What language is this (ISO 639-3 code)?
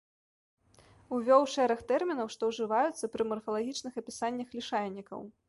bel